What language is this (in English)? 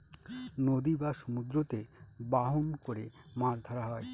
Bangla